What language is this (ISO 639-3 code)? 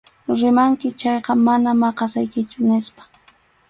qxu